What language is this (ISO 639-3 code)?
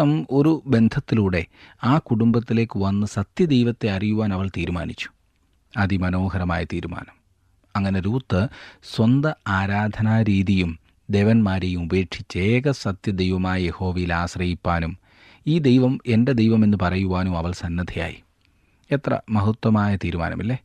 mal